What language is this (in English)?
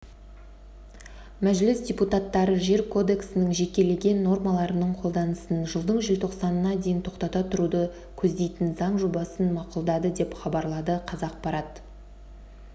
Kazakh